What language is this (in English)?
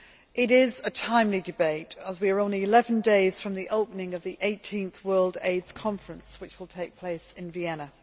English